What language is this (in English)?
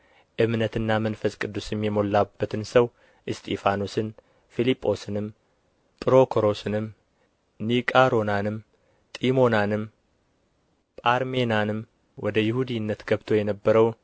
Amharic